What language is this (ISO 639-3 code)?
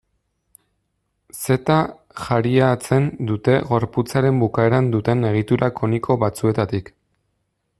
eus